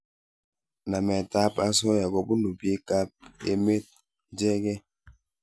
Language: Kalenjin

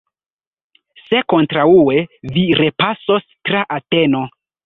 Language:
Esperanto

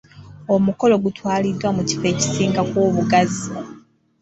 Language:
Ganda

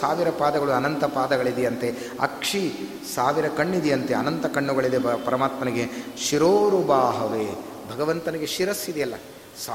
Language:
Kannada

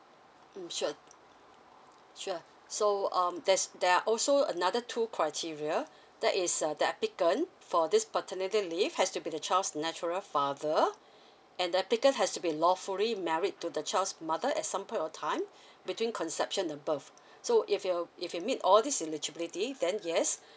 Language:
English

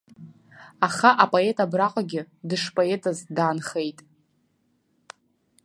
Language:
Abkhazian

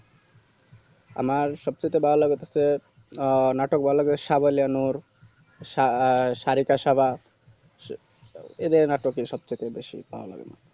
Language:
Bangla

